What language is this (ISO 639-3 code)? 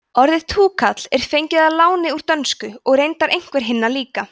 isl